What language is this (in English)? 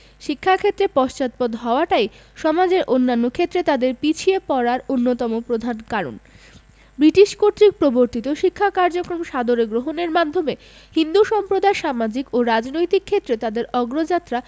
Bangla